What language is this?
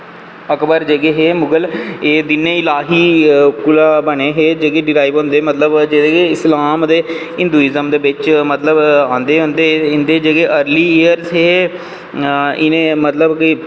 Dogri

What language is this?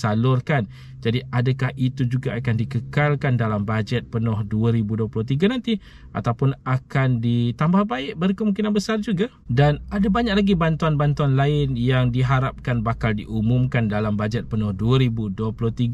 Malay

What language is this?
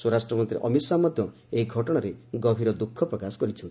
Odia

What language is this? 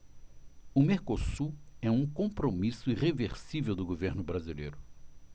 Portuguese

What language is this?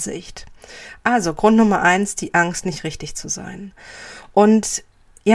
German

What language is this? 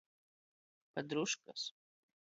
Latgalian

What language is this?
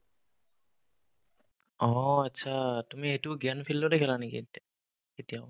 Assamese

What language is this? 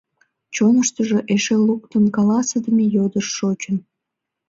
Mari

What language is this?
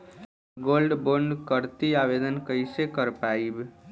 Bhojpuri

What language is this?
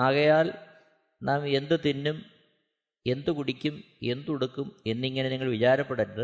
Malayalam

